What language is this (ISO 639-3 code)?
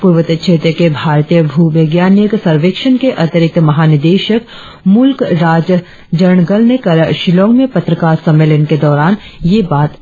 hin